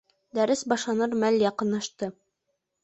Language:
Bashkir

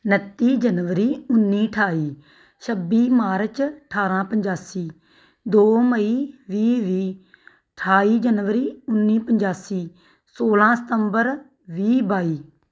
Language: Punjabi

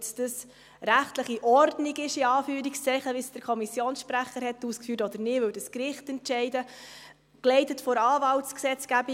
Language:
Swiss German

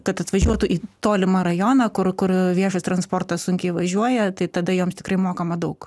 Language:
Lithuanian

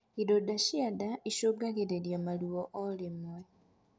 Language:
Kikuyu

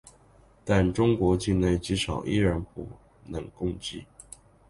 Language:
Chinese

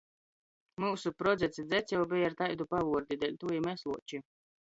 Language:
Latgalian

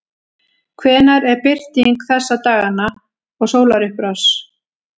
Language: Icelandic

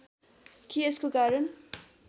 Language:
Nepali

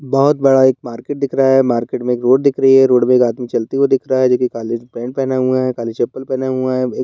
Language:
Hindi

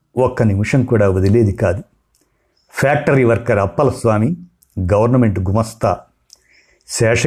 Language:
Telugu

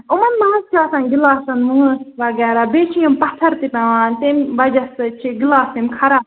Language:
Kashmiri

